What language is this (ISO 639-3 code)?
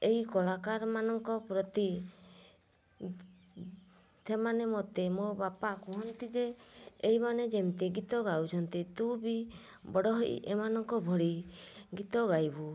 ori